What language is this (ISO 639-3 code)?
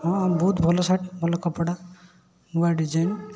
ori